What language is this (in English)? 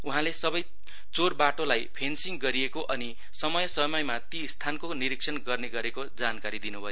Nepali